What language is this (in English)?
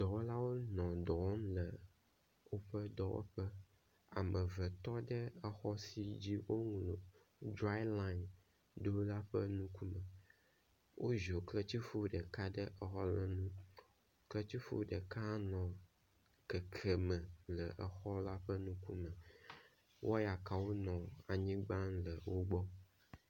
Ewe